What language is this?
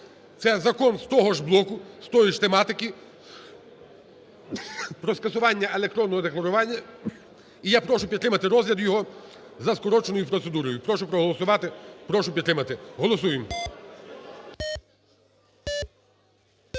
Ukrainian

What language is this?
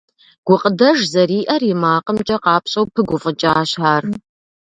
Kabardian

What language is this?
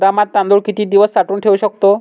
Marathi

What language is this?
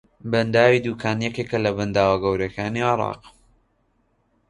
Central Kurdish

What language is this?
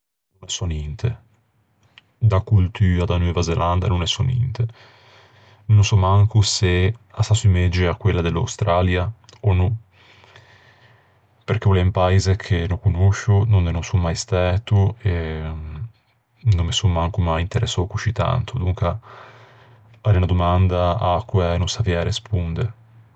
Ligurian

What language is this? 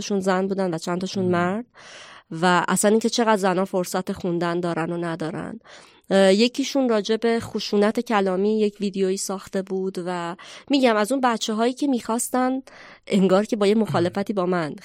Persian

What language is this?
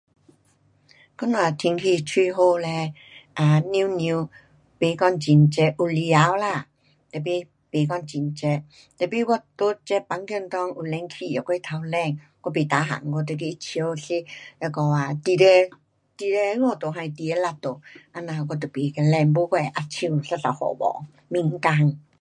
Pu-Xian Chinese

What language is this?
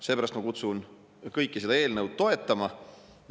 Estonian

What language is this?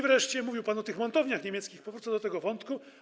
Polish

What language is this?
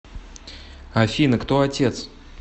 Russian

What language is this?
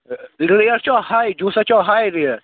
Kashmiri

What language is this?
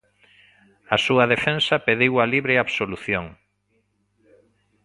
Galician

